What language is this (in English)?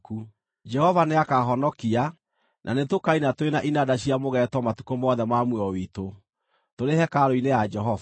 Kikuyu